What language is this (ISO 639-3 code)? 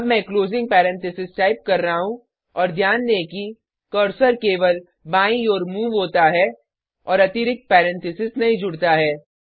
hin